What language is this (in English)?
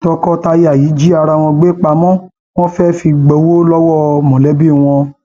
Yoruba